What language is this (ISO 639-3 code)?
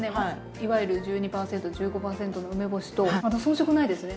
jpn